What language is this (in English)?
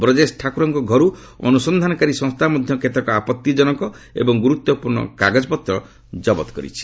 Odia